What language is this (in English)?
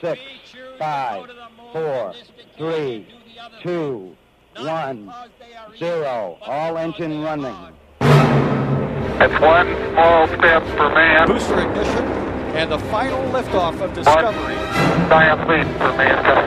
Romanian